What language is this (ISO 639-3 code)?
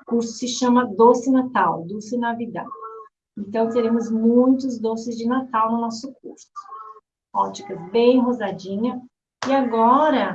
por